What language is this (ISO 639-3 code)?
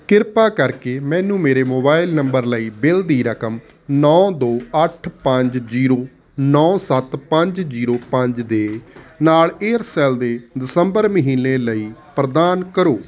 pan